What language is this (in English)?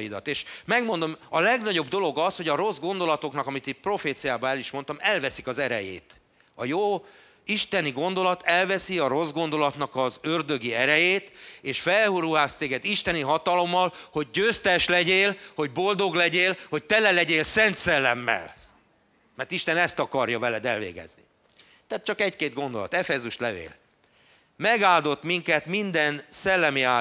Hungarian